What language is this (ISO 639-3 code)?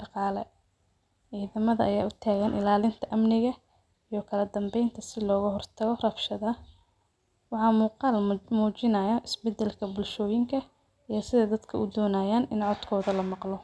som